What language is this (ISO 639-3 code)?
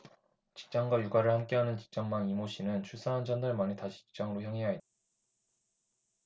kor